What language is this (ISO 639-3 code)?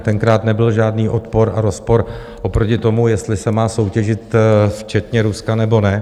ces